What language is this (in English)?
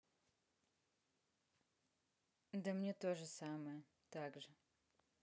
Russian